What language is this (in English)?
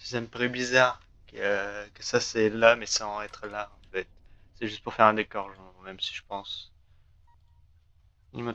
French